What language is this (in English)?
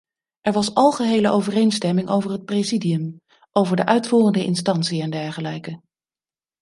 Dutch